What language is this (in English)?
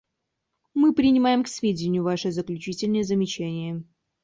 Russian